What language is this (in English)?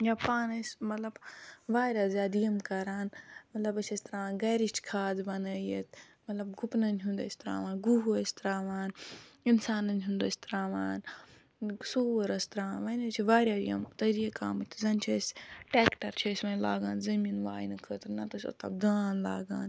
Kashmiri